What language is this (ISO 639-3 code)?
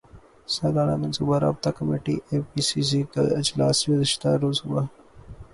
urd